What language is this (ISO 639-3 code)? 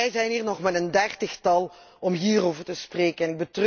nld